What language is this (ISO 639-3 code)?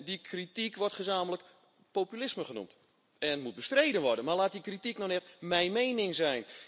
nld